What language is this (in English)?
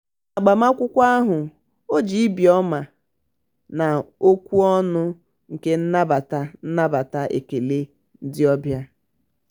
Igbo